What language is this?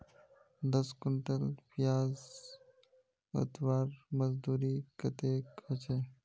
Magahi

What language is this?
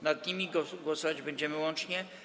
Polish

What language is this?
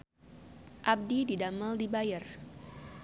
Sundanese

